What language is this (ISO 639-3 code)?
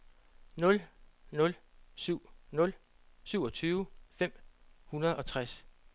dan